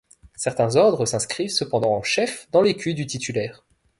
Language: French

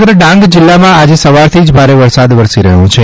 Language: Gujarati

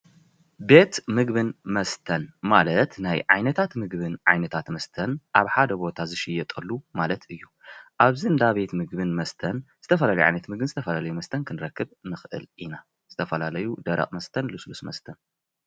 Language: Tigrinya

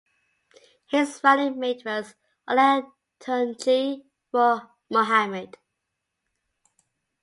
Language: English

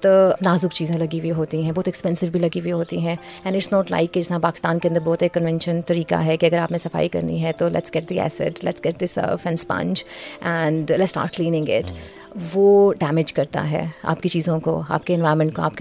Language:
Urdu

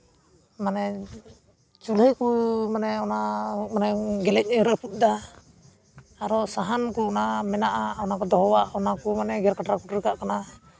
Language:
Santali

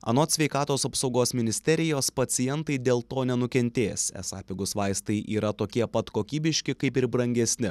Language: Lithuanian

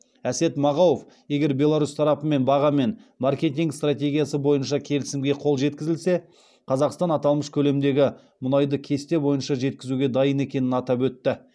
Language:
Kazakh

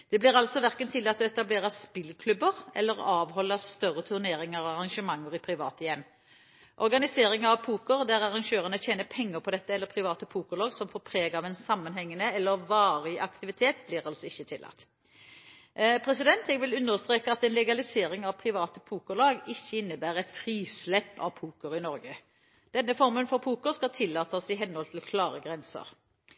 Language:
Norwegian Bokmål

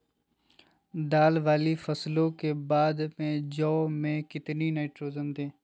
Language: Magahi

